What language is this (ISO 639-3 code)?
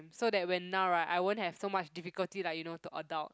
eng